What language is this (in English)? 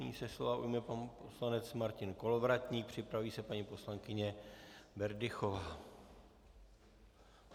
Czech